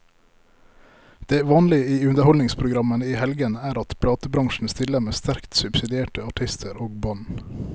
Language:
Norwegian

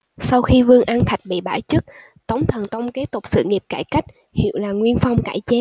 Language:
Vietnamese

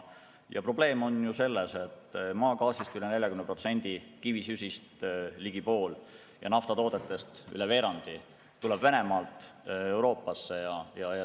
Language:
Estonian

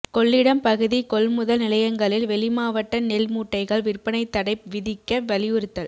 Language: Tamil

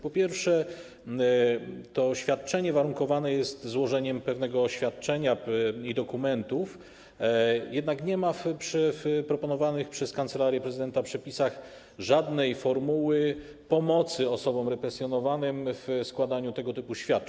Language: Polish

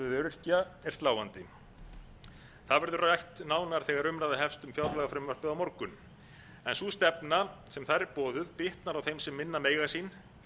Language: Icelandic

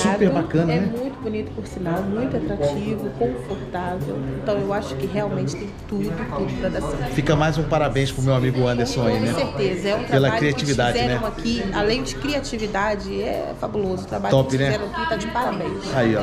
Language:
Portuguese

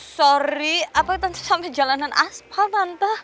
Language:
Indonesian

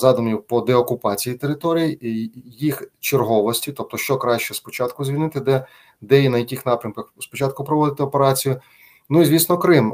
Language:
Ukrainian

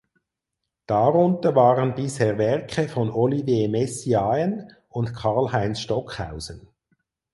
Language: German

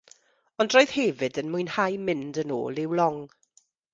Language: Welsh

